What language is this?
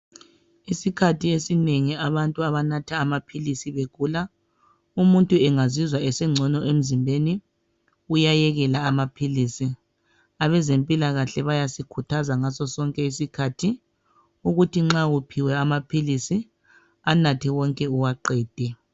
North Ndebele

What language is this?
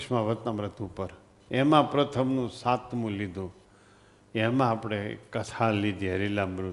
Gujarati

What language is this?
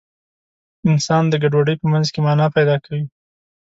Pashto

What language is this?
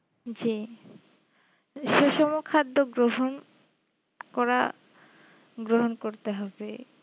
Bangla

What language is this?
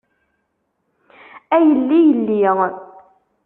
Kabyle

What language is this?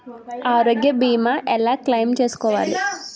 Telugu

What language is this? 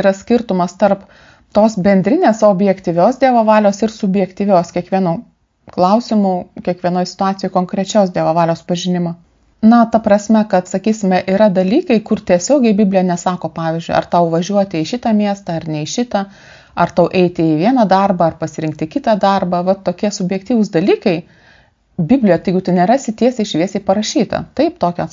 Lithuanian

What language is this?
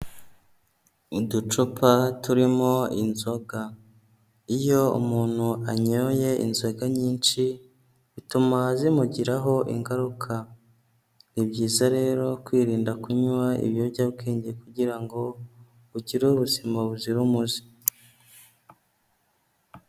Kinyarwanda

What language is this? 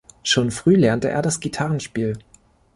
German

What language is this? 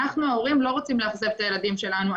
Hebrew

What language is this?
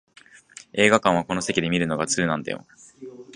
Japanese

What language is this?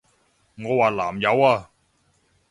Cantonese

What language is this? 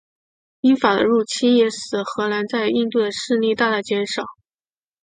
Chinese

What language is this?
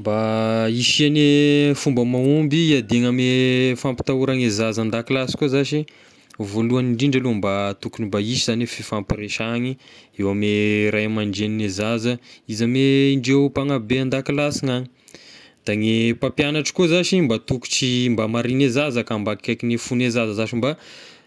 Tesaka Malagasy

